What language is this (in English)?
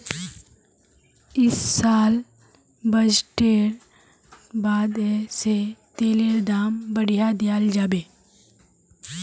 Magahi